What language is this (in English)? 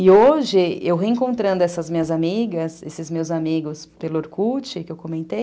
Portuguese